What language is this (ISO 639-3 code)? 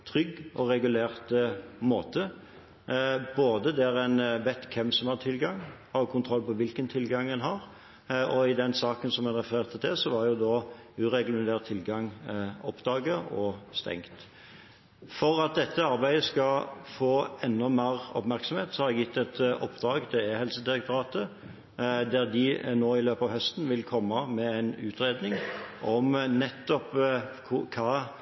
nob